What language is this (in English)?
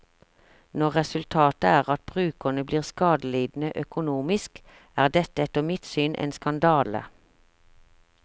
Norwegian